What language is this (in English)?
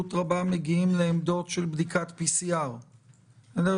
Hebrew